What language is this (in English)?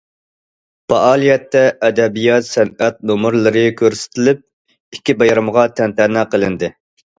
Uyghur